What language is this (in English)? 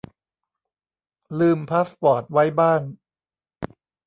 Thai